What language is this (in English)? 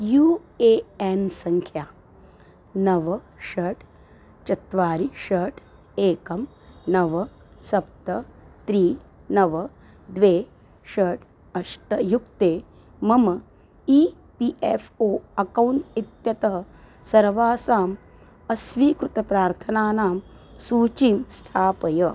Sanskrit